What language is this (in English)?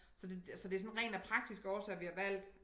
Danish